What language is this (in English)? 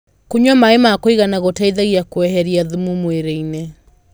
Kikuyu